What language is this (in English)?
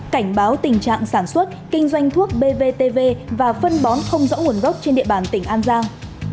Vietnamese